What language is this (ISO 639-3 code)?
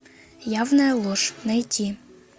rus